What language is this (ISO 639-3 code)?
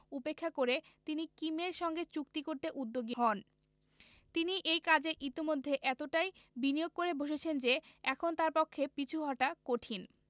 ben